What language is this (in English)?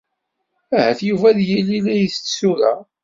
Kabyle